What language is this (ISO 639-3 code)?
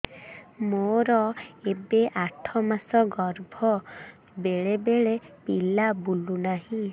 ori